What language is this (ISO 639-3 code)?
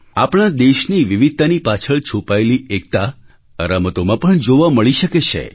guj